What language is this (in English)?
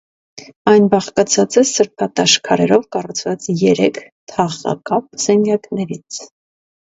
Armenian